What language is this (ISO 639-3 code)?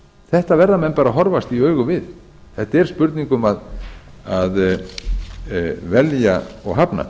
isl